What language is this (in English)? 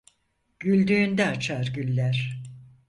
Turkish